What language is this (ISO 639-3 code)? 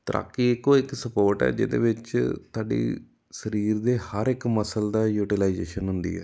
pan